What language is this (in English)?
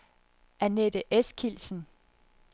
Danish